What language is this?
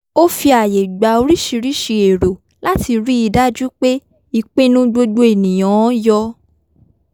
Yoruba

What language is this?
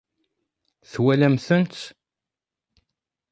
Kabyle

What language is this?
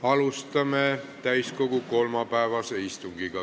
Estonian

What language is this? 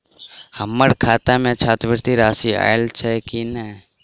Maithili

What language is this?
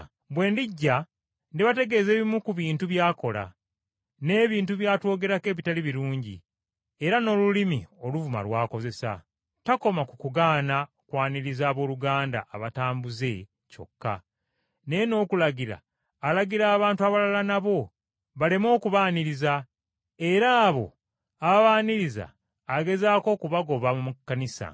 Ganda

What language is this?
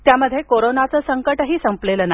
Marathi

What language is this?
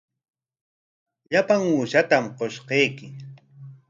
Corongo Ancash Quechua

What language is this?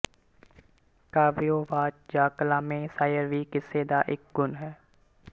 Punjabi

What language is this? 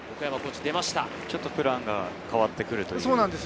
Japanese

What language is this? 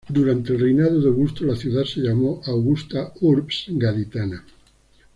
Spanish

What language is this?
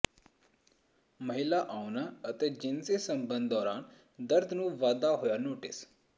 Punjabi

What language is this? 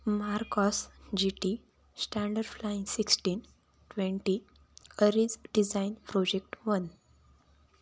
Marathi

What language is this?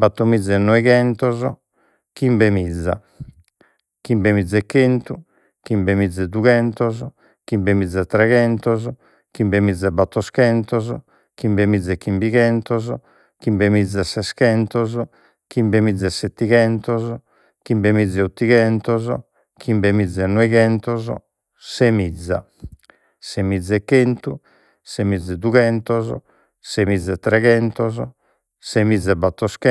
Sardinian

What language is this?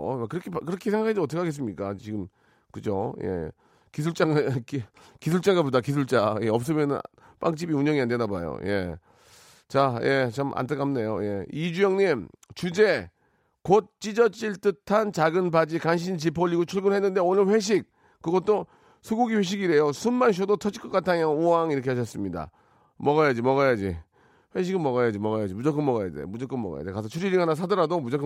Korean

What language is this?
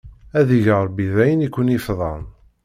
Kabyle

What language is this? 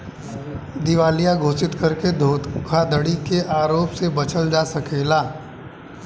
Bhojpuri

